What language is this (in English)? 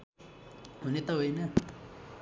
Nepali